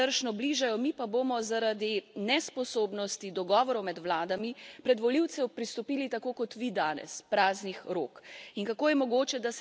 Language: Slovenian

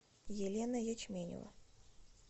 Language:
Russian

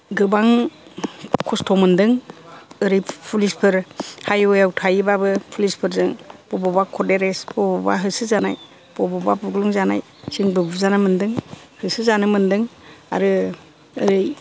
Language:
Bodo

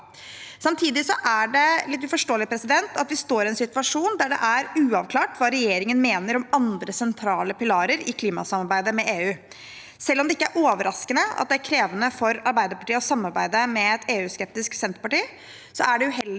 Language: Norwegian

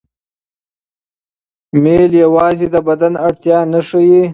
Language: Pashto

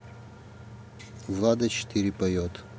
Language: Russian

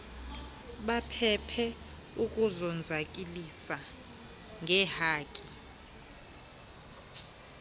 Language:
Xhosa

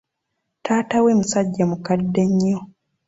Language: Ganda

